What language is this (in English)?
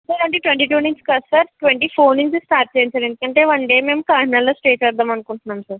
Telugu